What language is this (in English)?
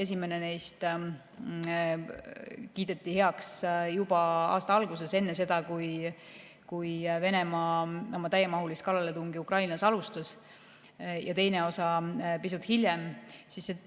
Estonian